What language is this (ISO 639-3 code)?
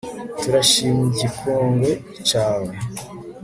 kin